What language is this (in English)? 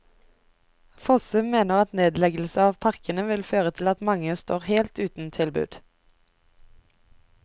Norwegian